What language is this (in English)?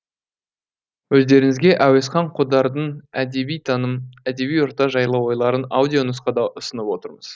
Kazakh